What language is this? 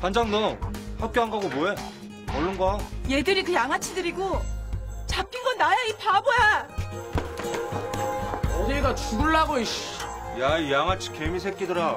Korean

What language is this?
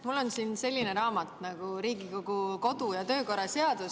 Estonian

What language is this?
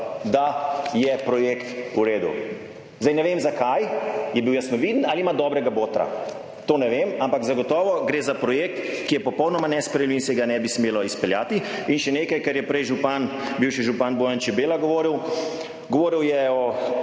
Slovenian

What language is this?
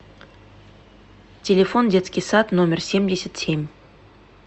Russian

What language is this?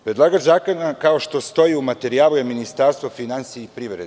Serbian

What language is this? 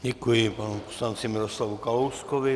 Czech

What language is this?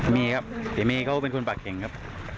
Thai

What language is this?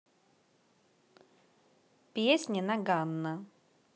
Russian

